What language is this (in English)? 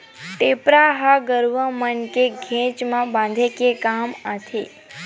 Chhattisgarhi